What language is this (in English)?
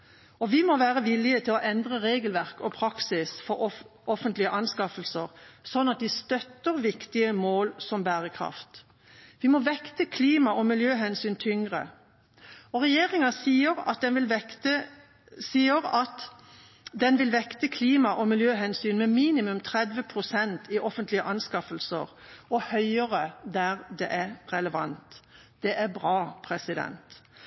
Norwegian Bokmål